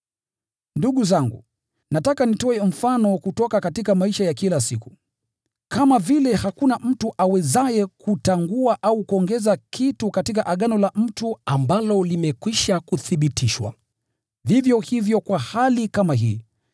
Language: Swahili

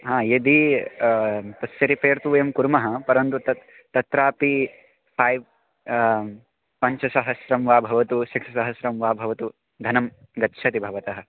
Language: Sanskrit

